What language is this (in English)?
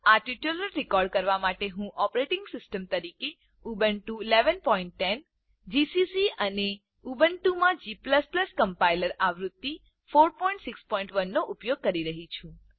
Gujarati